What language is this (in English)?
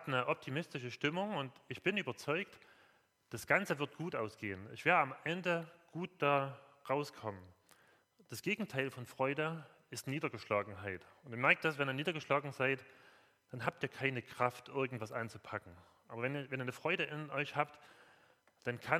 German